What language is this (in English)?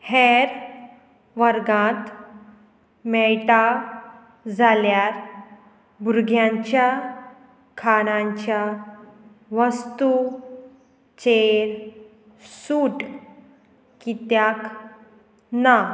Konkani